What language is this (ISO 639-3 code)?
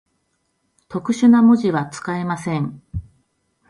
jpn